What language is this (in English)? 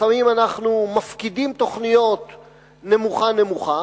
Hebrew